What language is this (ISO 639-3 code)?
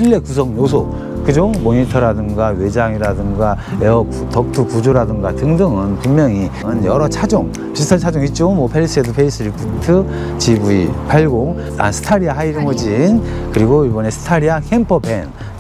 kor